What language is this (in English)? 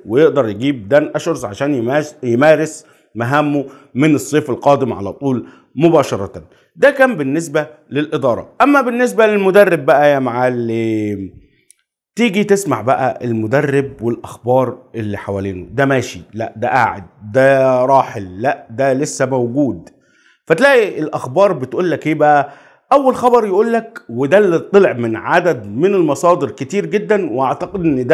Arabic